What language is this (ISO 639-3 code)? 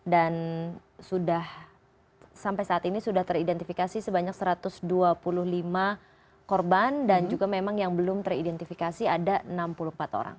ind